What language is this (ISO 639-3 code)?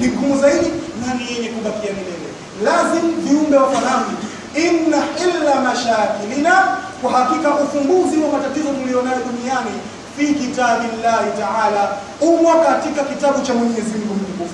ara